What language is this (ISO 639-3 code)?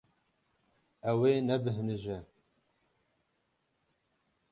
kur